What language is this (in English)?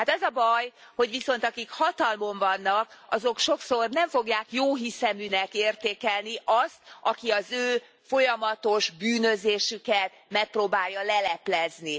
Hungarian